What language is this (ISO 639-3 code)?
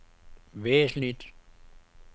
dan